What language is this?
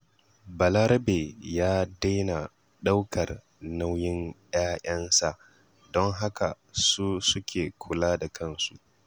Hausa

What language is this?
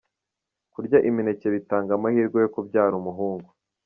Kinyarwanda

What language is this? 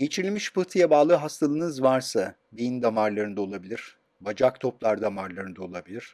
Turkish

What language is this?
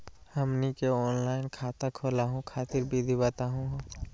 Magahi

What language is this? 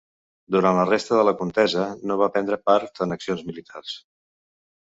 Catalan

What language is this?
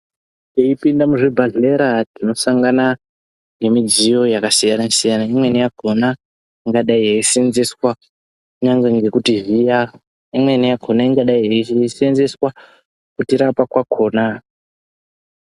Ndau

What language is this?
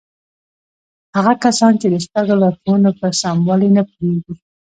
Pashto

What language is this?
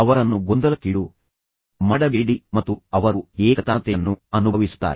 Kannada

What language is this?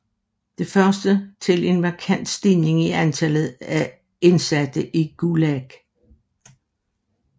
Danish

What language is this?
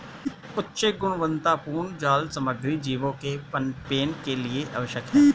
Hindi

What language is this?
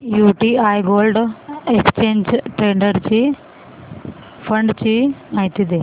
Marathi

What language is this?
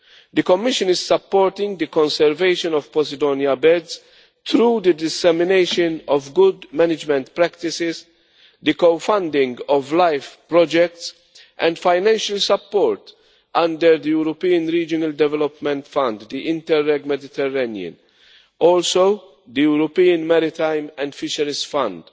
English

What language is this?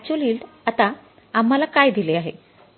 Marathi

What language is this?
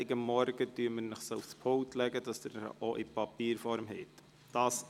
Swiss German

